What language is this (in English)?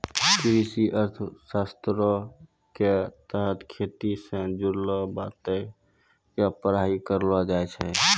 Maithili